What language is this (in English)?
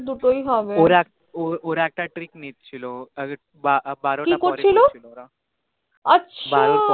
Bangla